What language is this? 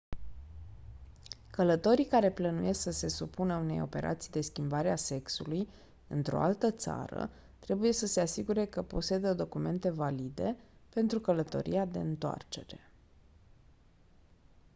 Romanian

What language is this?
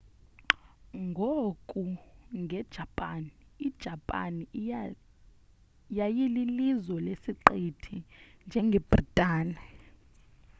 Xhosa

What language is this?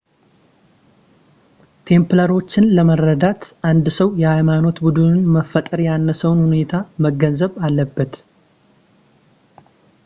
Amharic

